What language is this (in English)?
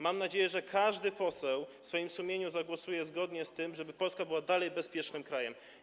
Polish